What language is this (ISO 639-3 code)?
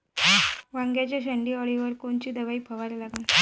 mar